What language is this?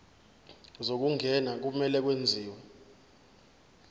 Zulu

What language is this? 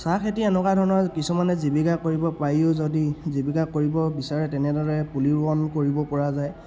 Assamese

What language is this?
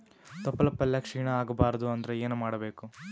Kannada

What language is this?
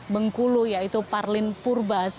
Indonesian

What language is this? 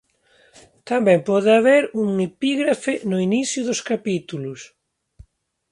Galician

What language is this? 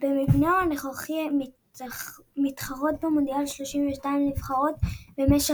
Hebrew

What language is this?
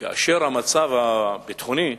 Hebrew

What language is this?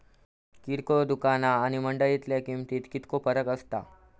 Marathi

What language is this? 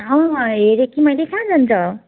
Nepali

